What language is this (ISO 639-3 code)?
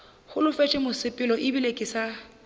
nso